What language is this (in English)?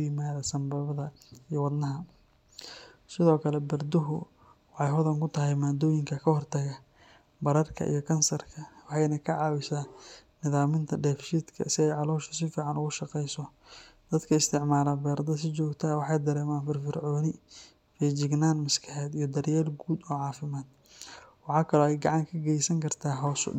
Somali